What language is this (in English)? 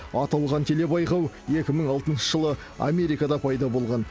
Kazakh